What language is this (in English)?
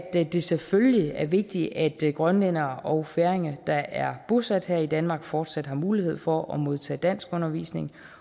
Danish